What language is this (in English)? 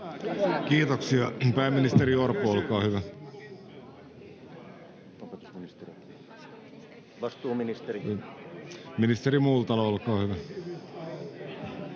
Finnish